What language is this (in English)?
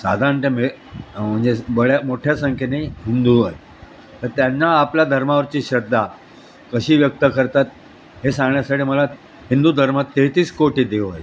Marathi